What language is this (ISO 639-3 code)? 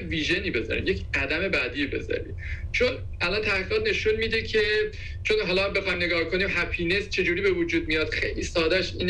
fas